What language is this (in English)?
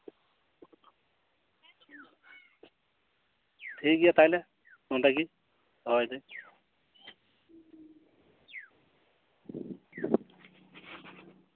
Santali